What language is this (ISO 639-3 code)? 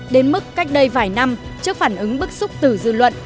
vie